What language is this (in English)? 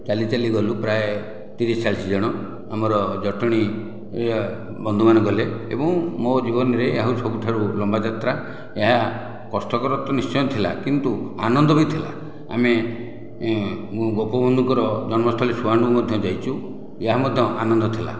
Odia